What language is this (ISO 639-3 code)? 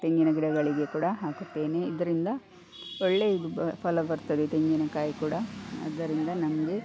kan